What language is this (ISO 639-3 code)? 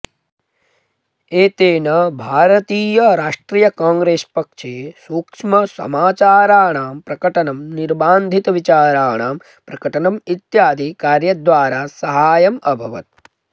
san